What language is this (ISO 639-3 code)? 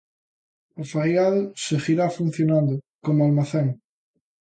glg